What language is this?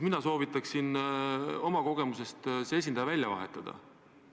Estonian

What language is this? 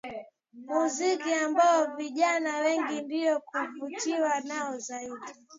Swahili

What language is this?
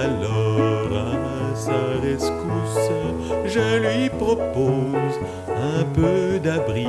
French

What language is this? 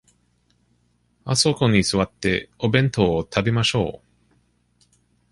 Japanese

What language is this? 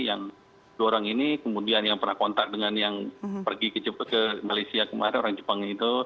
Indonesian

